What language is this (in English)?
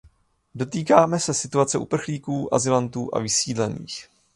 Czech